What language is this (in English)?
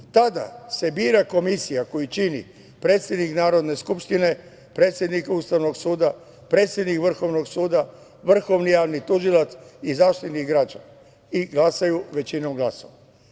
Serbian